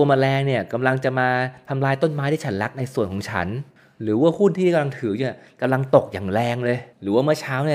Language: Thai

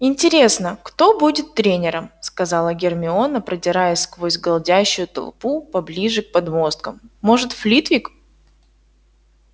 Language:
Russian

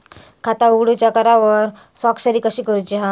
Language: Marathi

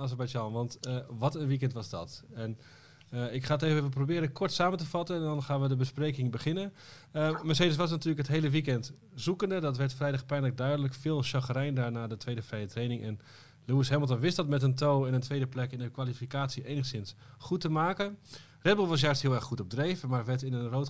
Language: Dutch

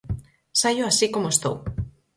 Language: Galician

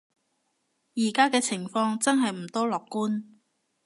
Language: Cantonese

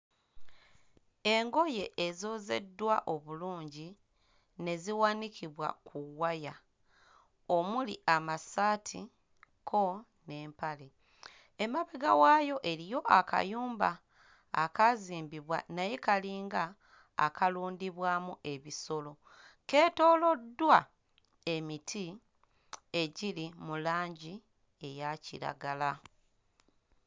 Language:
Ganda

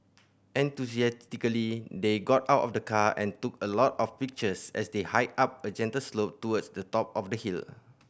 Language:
English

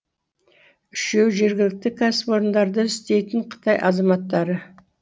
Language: Kazakh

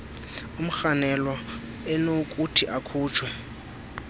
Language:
Xhosa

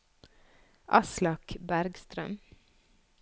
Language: Norwegian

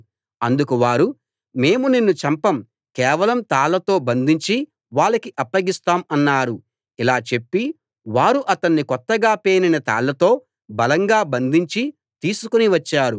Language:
Telugu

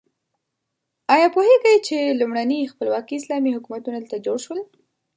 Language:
Pashto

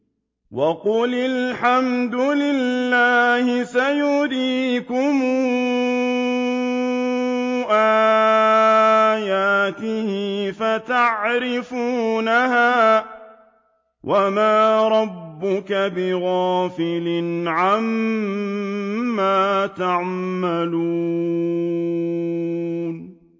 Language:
Arabic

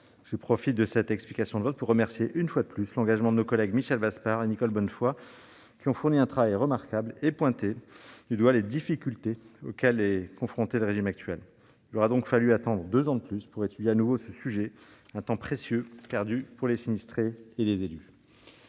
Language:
French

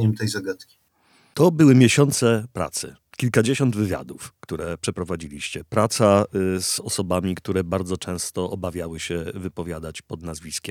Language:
Polish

